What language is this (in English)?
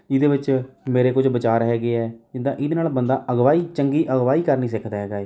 Punjabi